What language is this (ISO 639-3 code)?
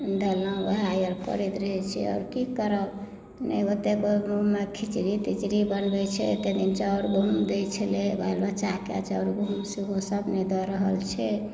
mai